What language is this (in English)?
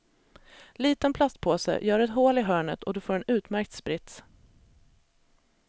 Swedish